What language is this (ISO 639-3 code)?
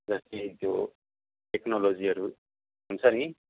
nep